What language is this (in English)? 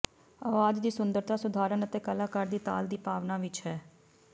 Punjabi